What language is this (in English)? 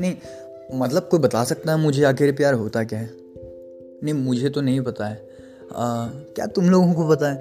Hindi